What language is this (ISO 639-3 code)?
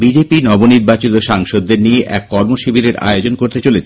ben